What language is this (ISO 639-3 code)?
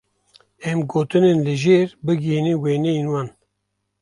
kur